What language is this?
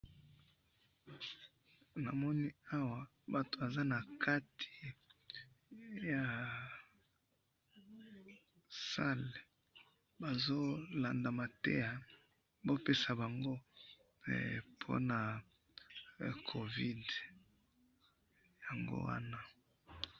Lingala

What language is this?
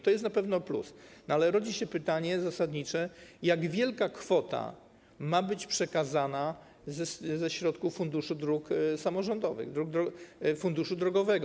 Polish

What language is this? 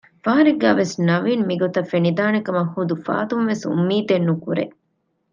Divehi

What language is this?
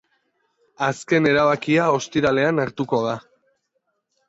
Basque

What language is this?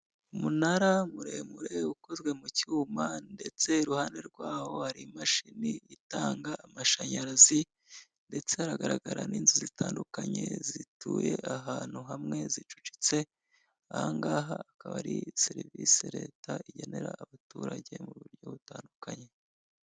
Kinyarwanda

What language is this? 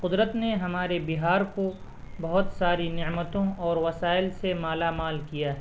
Urdu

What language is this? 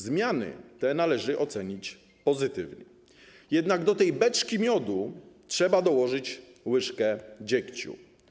Polish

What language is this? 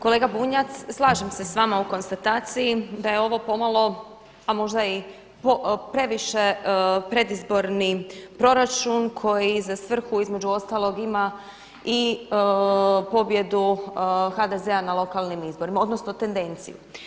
Croatian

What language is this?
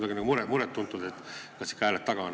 Estonian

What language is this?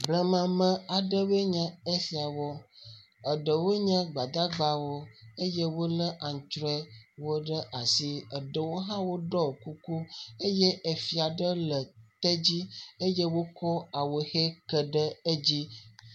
Ewe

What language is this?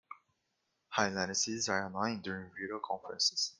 English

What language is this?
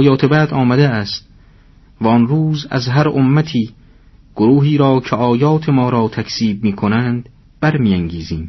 Persian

